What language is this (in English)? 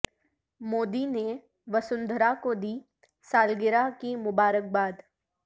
Urdu